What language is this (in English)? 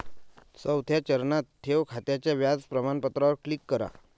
Marathi